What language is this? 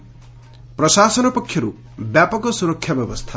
Odia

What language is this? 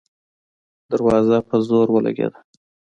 Pashto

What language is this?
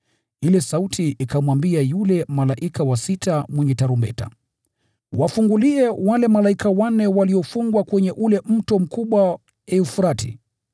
Swahili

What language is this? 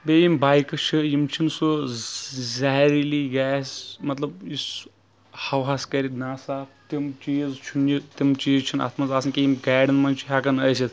Kashmiri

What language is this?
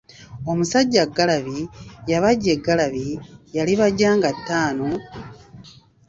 Ganda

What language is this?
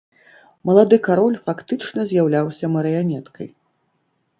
Belarusian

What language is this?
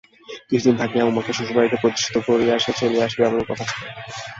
Bangla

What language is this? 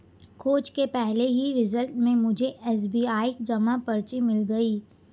Hindi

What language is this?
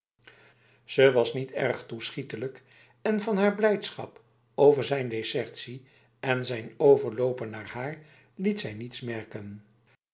Dutch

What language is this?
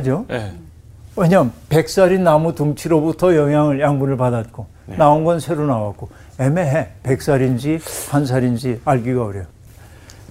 Korean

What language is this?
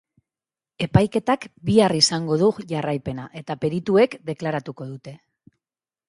Basque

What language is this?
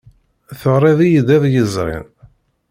Kabyle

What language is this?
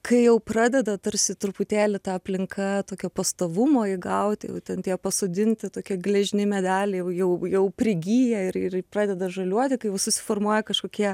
Lithuanian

